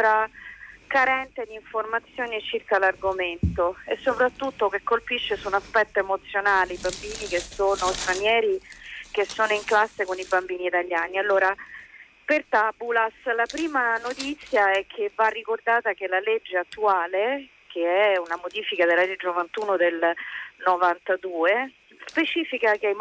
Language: Italian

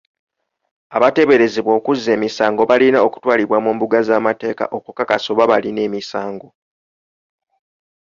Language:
Ganda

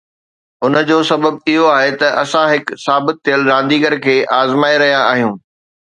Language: Sindhi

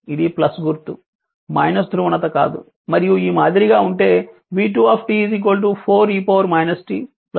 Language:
Telugu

